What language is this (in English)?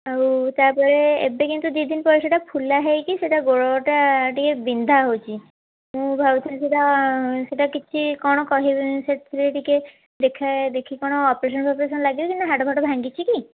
Odia